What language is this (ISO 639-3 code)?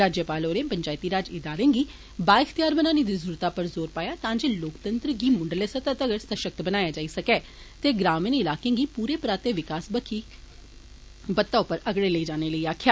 doi